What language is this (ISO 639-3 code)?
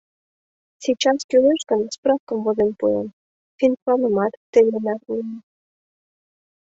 chm